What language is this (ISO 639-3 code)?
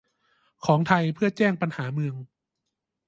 tha